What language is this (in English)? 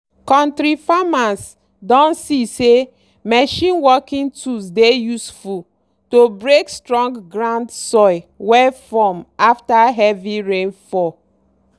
Nigerian Pidgin